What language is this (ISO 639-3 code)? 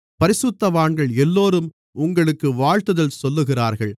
tam